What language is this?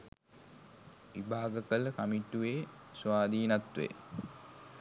Sinhala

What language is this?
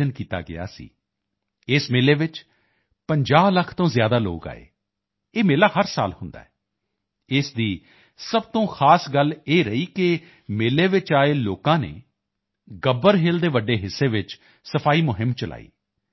Punjabi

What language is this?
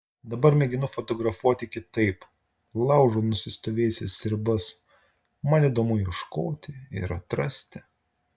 Lithuanian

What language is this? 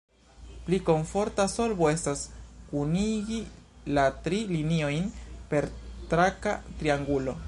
Esperanto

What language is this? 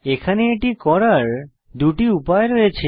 Bangla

